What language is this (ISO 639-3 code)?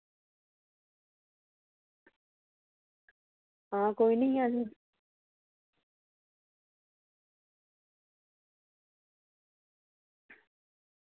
doi